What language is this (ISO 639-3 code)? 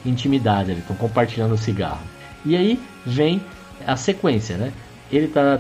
por